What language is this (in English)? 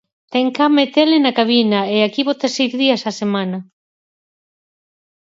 Galician